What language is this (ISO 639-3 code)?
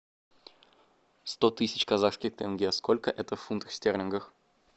rus